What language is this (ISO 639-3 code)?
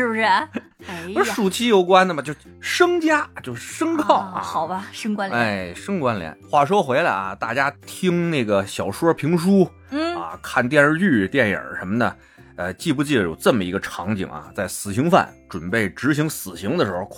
zho